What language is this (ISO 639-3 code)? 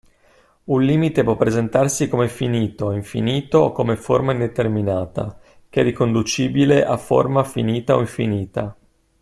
ita